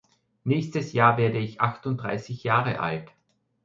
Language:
German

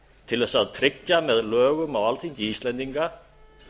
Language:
Icelandic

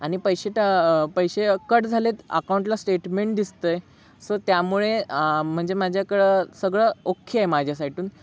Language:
Marathi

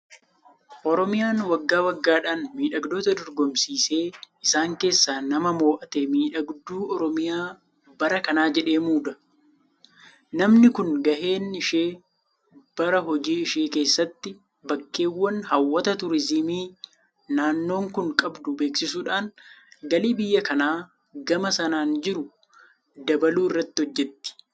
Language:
Oromo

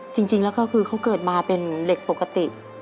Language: Thai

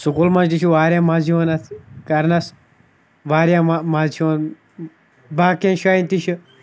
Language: Kashmiri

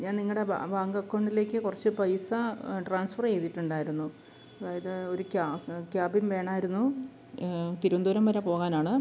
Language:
Malayalam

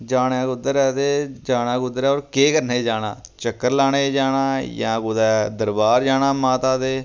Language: Dogri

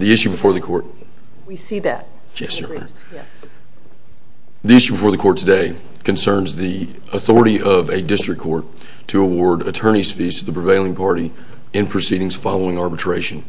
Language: English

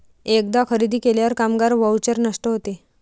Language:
Marathi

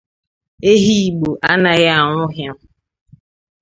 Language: Igbo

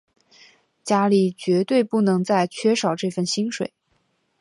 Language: Chinese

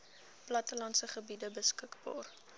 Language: Afrikaans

